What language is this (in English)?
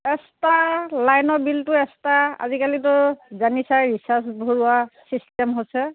Assamese